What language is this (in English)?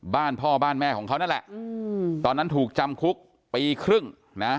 Thai